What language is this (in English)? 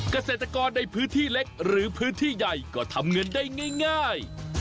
Thai